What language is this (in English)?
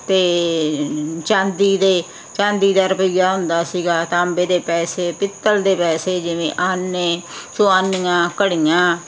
Punjabi